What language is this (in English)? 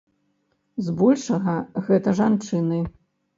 Belarusian